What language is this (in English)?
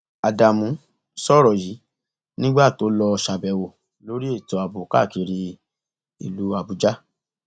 Yoruba